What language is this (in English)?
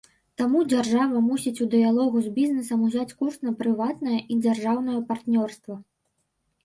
Belarusian